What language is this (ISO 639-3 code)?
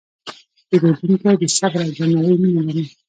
pus